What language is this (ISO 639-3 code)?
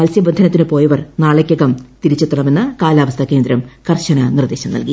mal